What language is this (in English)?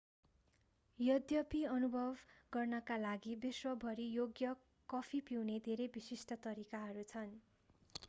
Nepali